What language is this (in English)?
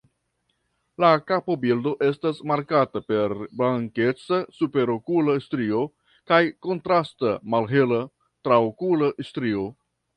Esperanto